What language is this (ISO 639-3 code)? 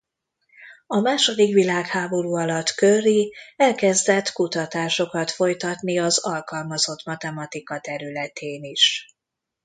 hun